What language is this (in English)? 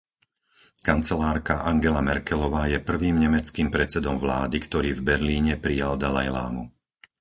Slovak